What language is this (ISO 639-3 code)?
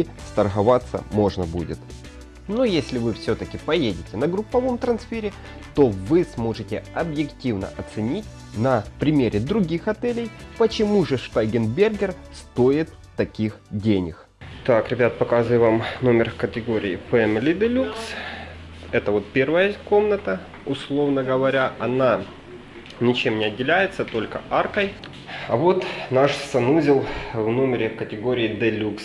rus